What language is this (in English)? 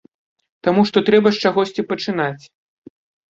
Belarusian